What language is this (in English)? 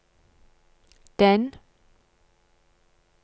Norwegian